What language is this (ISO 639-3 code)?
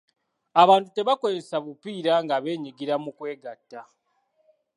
lug